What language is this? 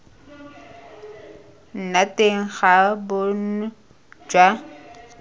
Tswana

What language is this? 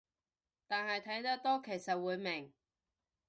Cantonese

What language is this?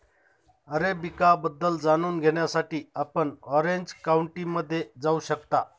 Marathi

